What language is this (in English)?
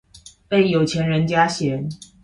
Chinese